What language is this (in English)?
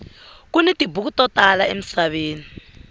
Tsonga